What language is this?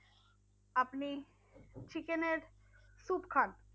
Bangla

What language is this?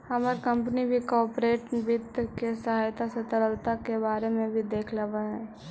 Magahi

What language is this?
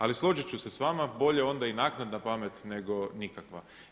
Croatian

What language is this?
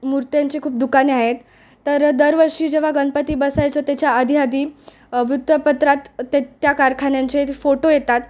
Marathi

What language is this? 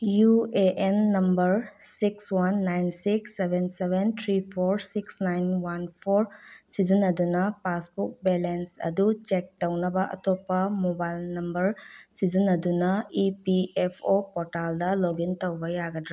Manipuri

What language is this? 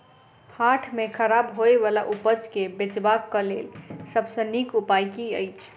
Maithili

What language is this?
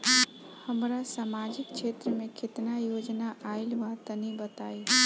Bhojpuri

